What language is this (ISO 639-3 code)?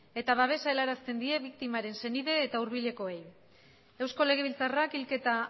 eus